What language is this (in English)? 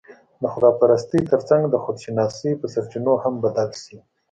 Pashto